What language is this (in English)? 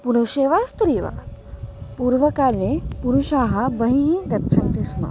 Sanskrit